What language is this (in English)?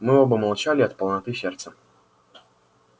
Russian